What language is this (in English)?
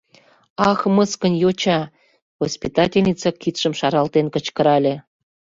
Mari